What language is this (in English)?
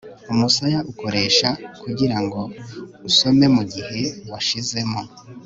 Kinyarwanda